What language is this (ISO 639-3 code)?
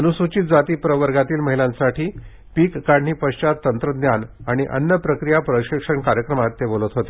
mar